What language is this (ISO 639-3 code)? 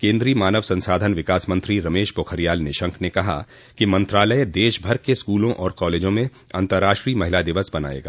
hin